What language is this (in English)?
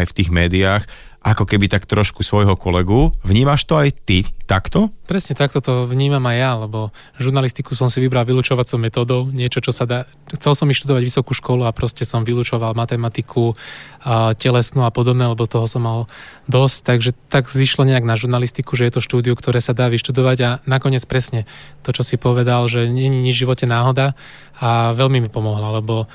Slovak